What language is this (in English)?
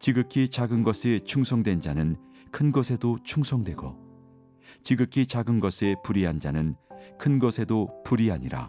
Korean